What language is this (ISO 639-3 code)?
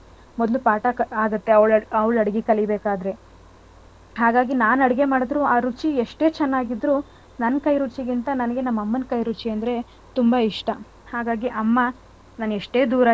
kan